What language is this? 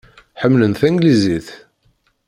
Kabyle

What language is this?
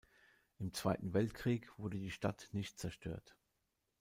German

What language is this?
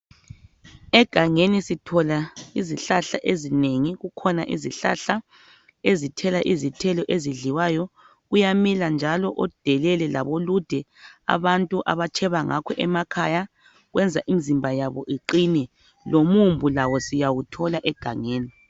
North Ndebele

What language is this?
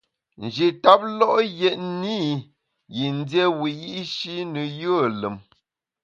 Bamun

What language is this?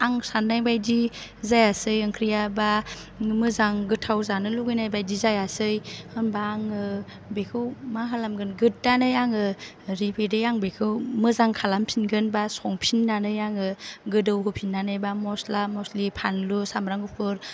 Bodo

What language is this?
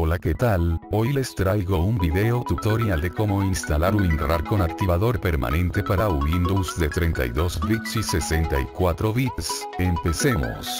Spanish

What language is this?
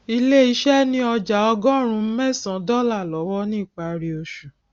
Yoruba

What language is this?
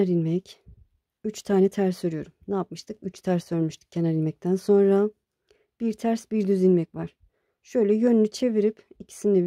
Turkish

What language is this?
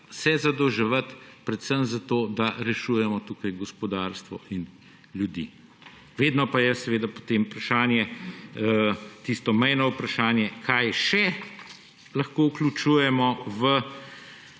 Slovenian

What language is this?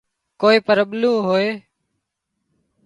Wadiyara Koli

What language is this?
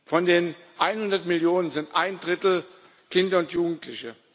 German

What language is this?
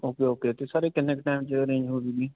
Punjabi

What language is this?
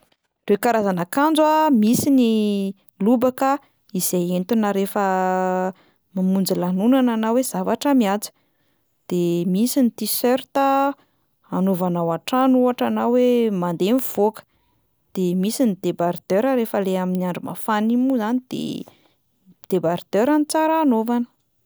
Malagasy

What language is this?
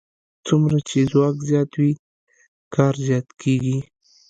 Pashto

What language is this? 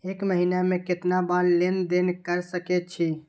Maithili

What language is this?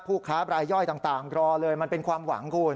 Thai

